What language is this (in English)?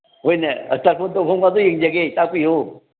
Manipuri